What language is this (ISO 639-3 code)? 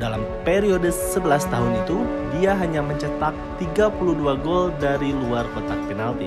ind